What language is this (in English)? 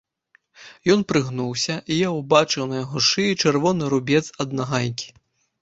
Belarusian